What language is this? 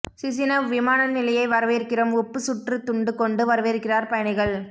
Tamil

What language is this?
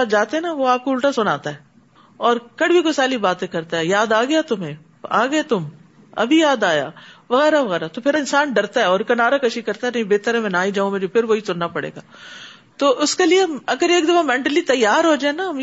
Urdu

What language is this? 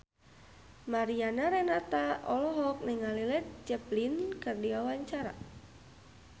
Sundanese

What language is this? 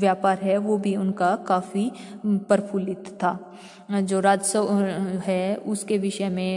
Hindi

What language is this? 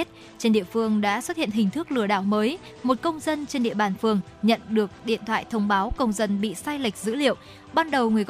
Vietnamese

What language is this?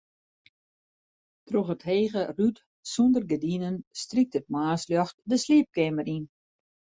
Western Frisian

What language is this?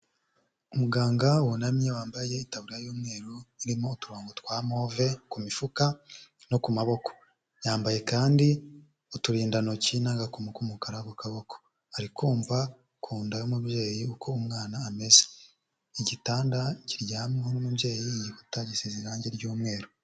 Kinyarwanda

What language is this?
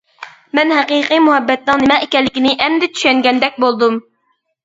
Uyghur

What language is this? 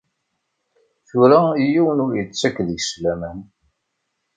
Kabyle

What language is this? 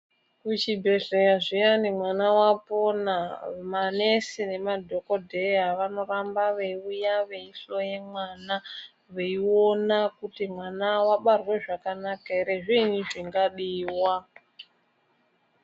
Ndau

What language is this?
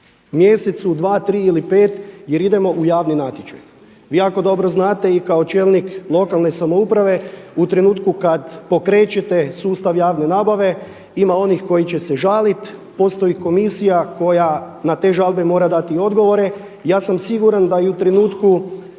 Croatian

